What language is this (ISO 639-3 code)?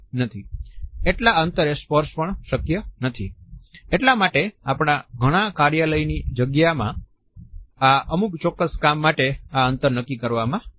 guj